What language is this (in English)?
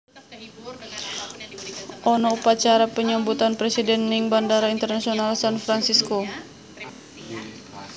Javanese